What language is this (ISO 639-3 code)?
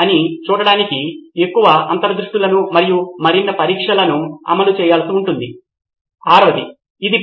tel